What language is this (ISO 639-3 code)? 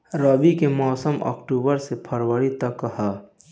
bho